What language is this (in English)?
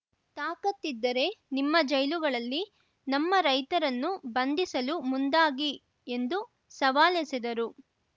Kannada